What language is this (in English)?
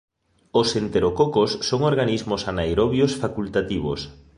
Galician